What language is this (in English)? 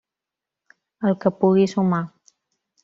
Catalan